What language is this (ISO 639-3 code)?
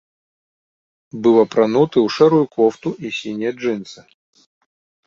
bel